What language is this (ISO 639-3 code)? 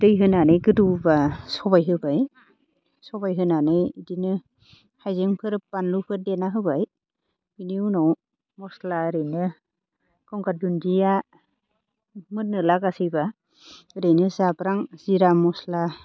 brx